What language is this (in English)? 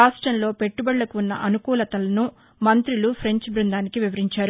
Telugu